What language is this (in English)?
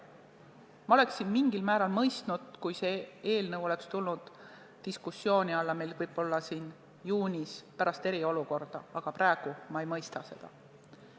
Estonian